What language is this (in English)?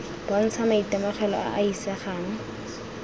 Tswana